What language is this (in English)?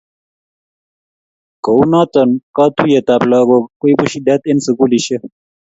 Kalenjin